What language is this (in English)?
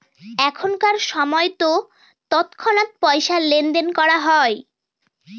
Bangla